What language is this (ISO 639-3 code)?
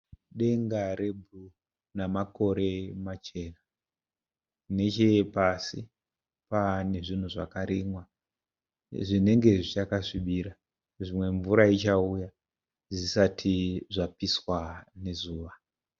sna